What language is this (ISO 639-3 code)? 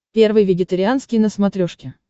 rus